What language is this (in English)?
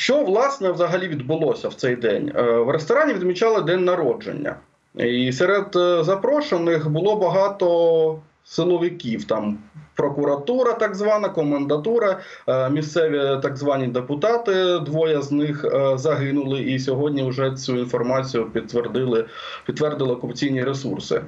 Ukrainian